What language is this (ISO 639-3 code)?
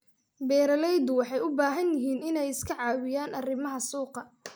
som